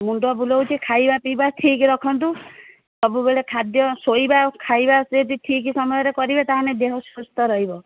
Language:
Odia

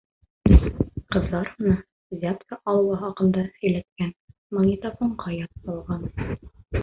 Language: Bashkir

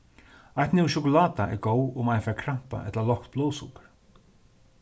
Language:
Faroese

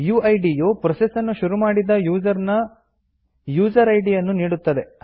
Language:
Kannada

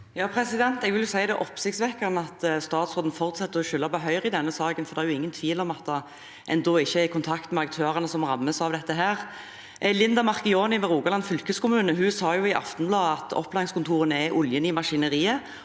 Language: Norwegian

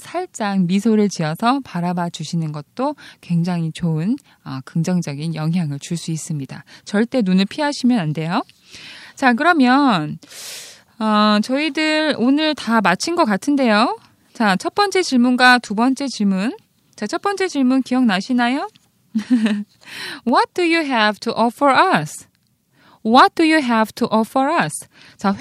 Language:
Korean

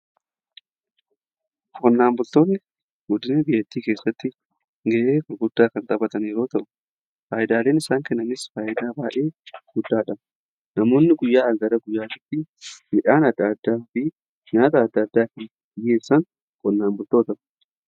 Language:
Oromo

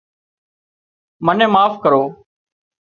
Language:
Wadiyara Koli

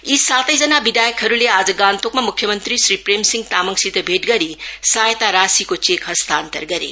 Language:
Nepali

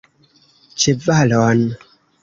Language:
Esperanto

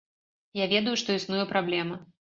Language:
Belarusian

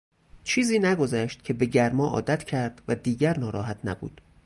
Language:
Persian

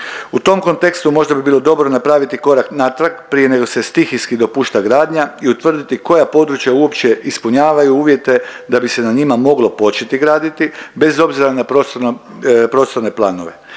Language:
Croatian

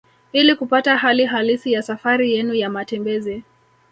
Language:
Swahili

